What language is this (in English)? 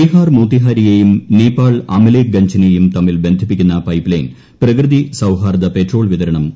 Malayalam